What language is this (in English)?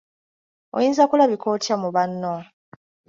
Ganda